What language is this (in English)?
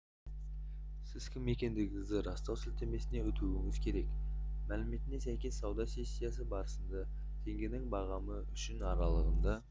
Kazakh